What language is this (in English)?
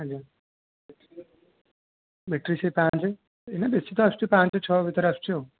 Odia